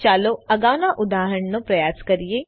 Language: Gujarati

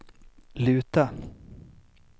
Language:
Swedish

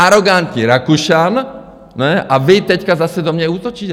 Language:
Czech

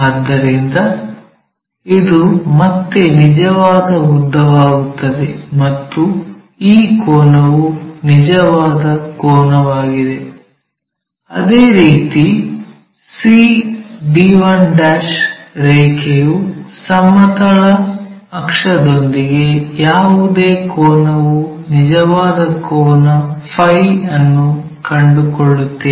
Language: Kannada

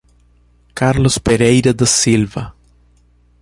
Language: Portuguese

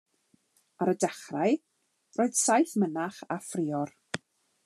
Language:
Welsh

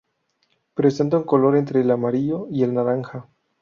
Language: Spanish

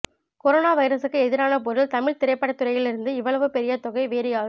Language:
Tamil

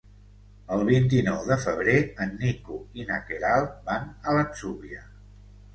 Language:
Catalan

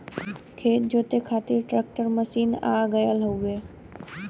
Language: Bhojpuri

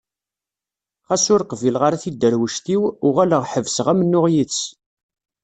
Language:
Kabyle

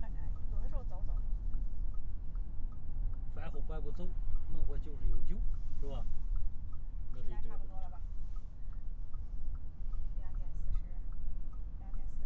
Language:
Chinese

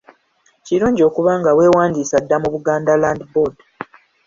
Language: Ganda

